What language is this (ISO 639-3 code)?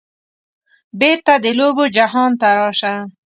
pus